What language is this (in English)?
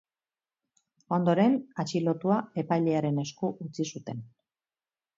Basque